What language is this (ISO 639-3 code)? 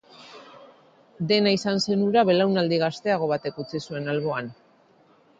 eus